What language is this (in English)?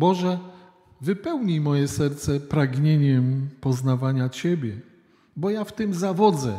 Polish